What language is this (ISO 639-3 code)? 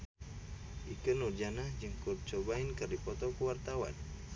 sun